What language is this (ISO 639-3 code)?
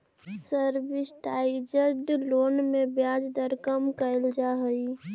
mag